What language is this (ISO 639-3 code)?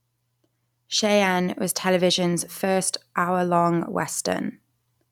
eng